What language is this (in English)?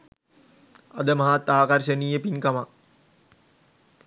Sinhala